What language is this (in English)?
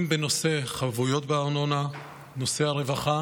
Hebrew